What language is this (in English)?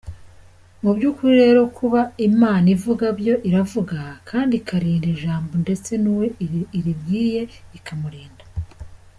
Kinyarwanda